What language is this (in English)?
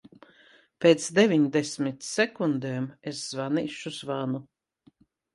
Latvian